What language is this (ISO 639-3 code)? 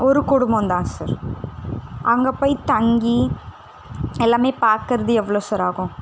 tam